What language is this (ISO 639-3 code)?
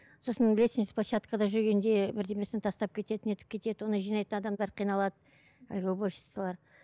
kaz